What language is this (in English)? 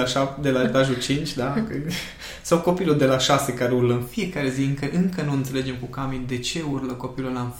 Romanian